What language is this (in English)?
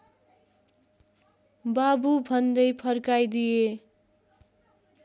Nepali